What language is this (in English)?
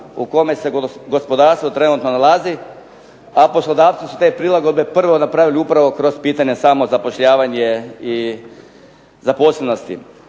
Croatian